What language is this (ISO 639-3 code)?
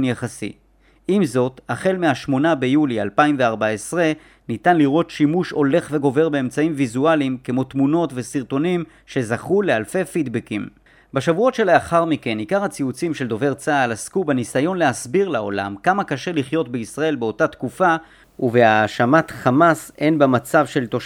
heb